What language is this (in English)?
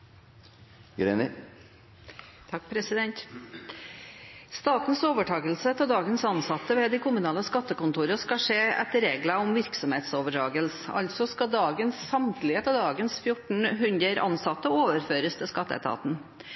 Norwegian